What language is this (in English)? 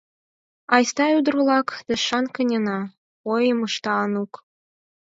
Mari